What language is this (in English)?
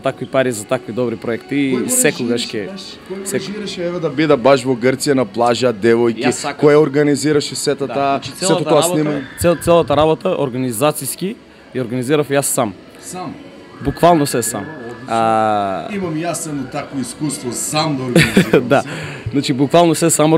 Bulgarian